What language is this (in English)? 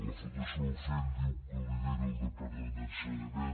Catalan